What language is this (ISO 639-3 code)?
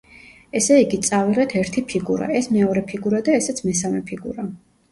kat